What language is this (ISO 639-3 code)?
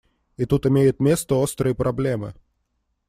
rus